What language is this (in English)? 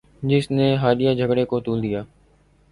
Urdu